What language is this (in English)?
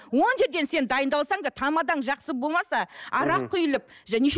Kazakh